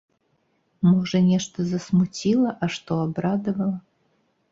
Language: Belarusian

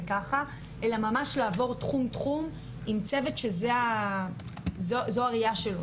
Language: Hebrew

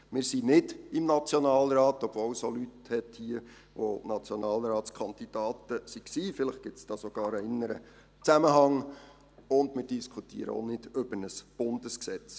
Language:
Swiss German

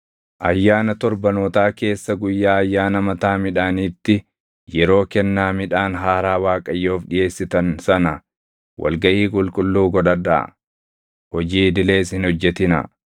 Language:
Oromo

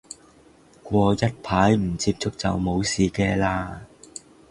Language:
Cantonese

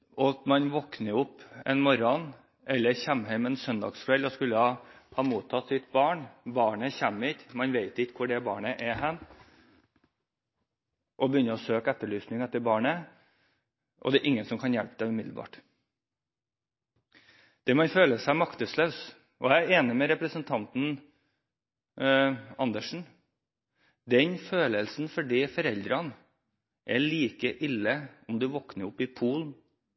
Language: Norwegian Bokmål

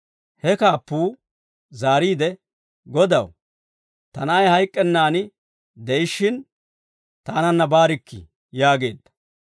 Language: Dawro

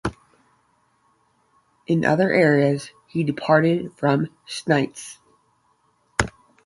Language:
English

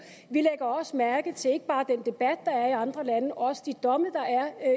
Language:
Danish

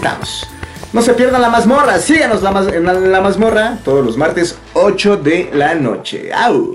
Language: Spanish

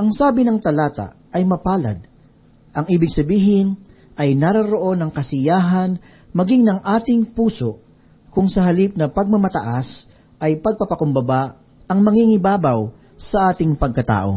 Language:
Filipino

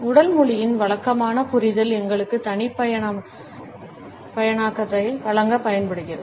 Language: Tamil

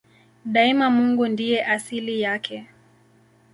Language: Swahili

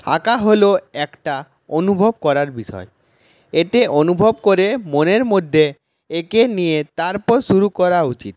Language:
Bangla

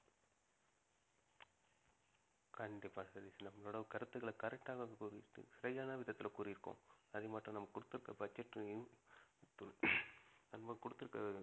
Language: Tamil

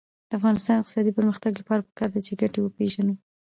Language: Pashto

